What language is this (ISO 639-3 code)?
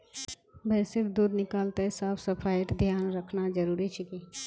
mag